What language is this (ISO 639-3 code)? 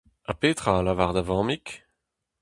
bre